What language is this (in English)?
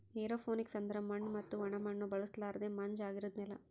Kannada